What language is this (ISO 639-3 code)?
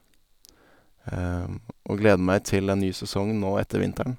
nor